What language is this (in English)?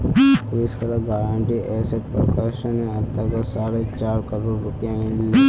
Magahi